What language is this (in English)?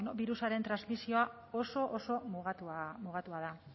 Basque